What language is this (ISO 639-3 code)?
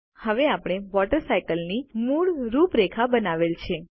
guj